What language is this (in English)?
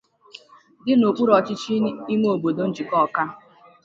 Igbo